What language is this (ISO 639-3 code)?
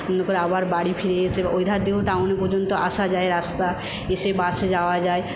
ben